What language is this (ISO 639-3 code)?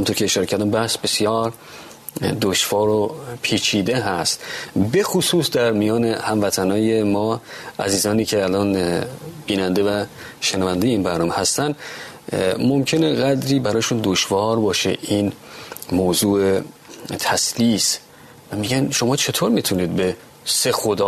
fas